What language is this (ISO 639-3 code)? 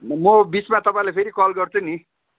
nep